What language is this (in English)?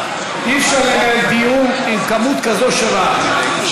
Hebrew